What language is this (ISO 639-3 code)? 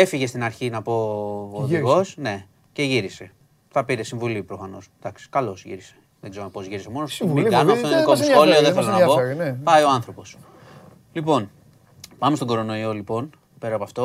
ell